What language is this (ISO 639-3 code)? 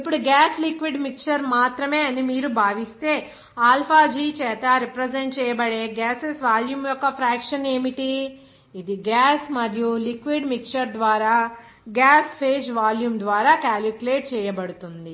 tel